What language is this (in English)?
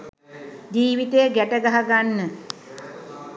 Sinhala